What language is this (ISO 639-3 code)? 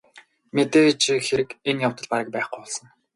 mon